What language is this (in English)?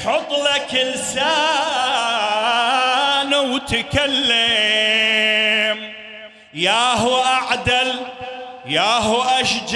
Arabic